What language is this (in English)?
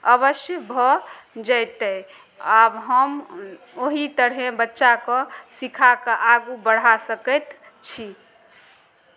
Maithili